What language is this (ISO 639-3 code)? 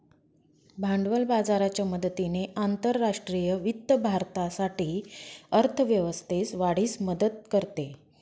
mar